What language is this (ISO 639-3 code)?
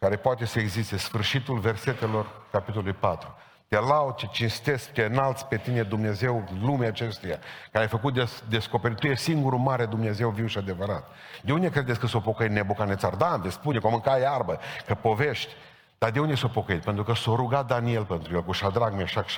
ron